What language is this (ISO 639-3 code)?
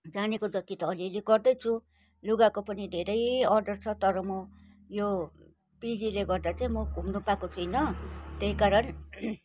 nep